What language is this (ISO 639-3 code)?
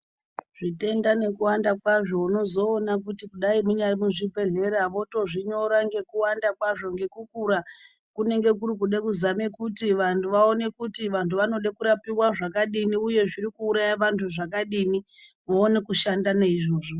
ndc